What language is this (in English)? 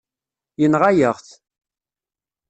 Kabyle